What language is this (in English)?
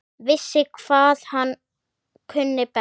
Icelandic